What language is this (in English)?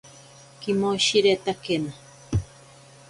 Ashéninka Perené